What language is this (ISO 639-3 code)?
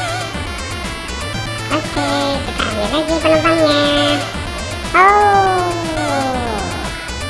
ind